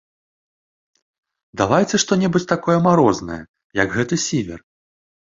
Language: Belarusian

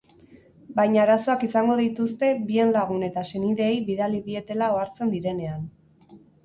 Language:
Basque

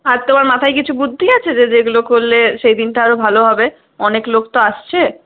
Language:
Bangla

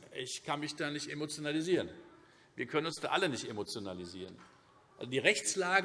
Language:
German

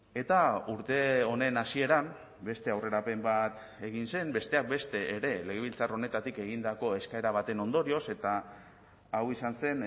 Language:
Basque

